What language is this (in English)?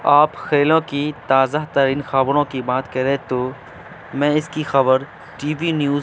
Urdu